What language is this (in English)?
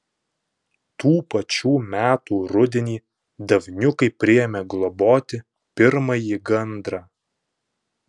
Lithuanian